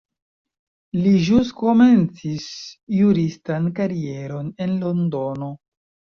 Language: Esperanto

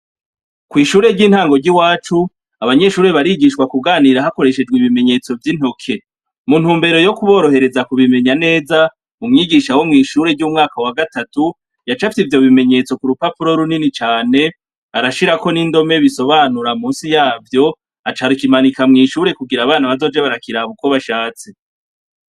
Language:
Rundi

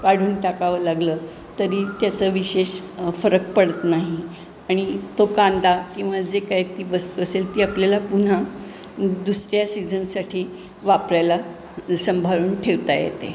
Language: Marathi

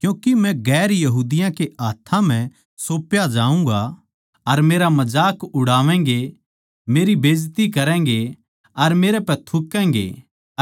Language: Haryanvi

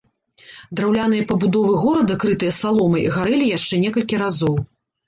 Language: Belarusian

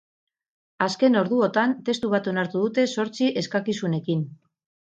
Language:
Basque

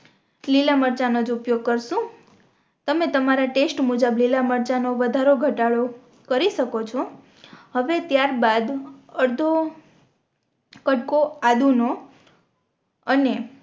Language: Gujarati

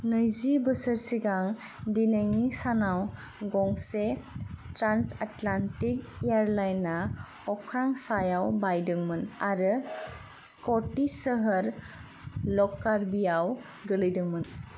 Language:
Bodo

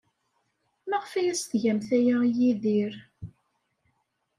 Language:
Kabyle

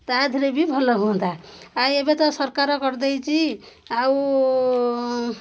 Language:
Odia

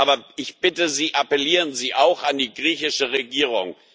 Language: German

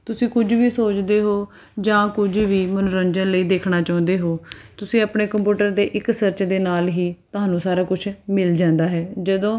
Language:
Punjabi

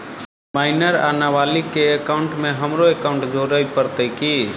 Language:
Maithili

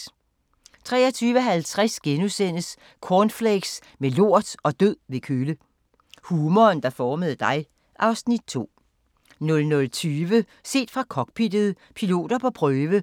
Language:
Danish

